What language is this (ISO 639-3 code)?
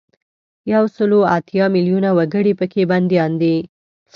pus